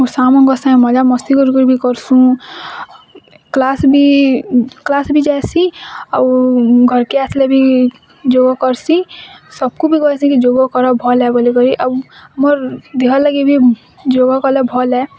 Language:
Odia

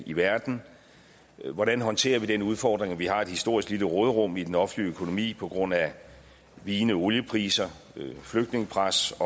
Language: Danish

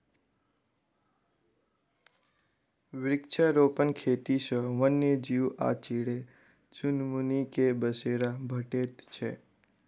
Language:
Maithili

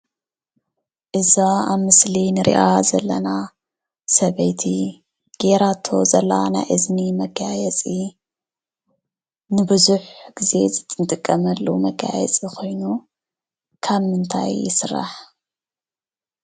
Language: Tigrinya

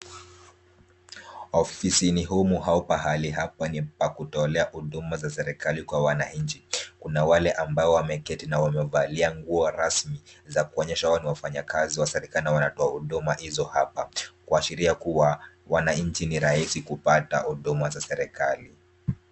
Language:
Swahili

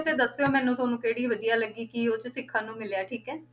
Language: Punjabi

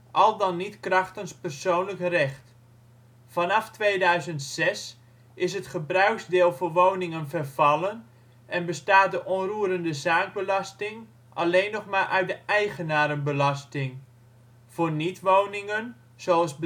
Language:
Dutch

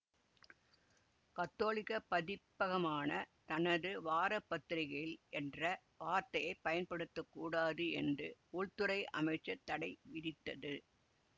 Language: Tamil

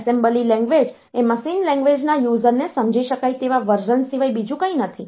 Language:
Gujarati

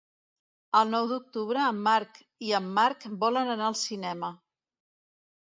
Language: Catalan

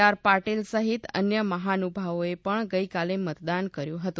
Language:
Gujarati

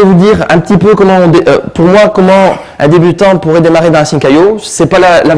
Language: French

